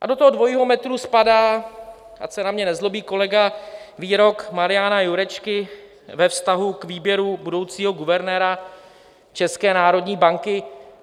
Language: Czech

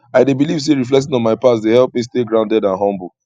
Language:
Nigerian Pidgin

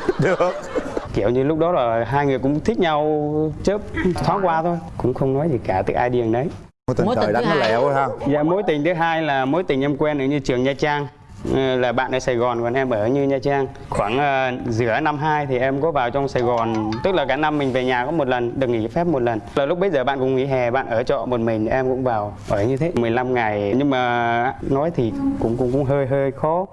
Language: Vietnamese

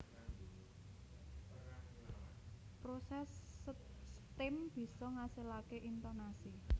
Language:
Javanese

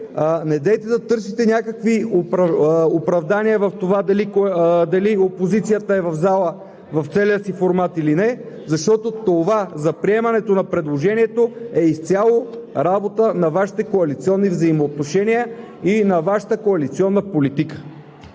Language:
Bulgarian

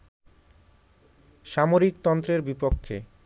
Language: Bangla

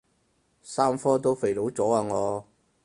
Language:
Cantonese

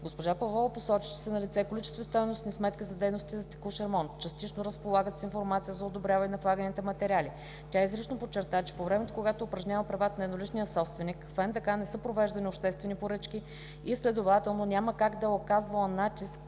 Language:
Bulgarian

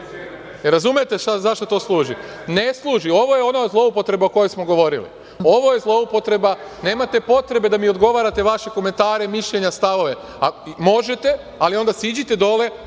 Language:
Serbian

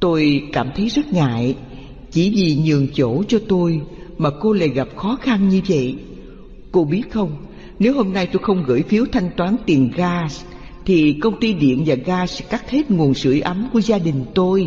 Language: Vietnamese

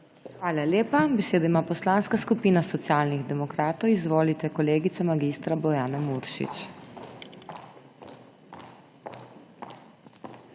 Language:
Slovenian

